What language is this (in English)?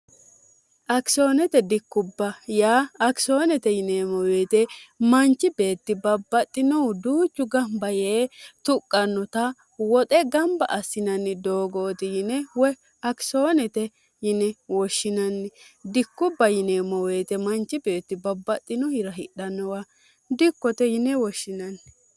Sidamo